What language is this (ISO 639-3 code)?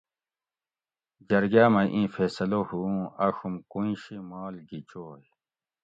gwc